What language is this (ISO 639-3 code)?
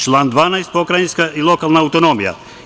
srp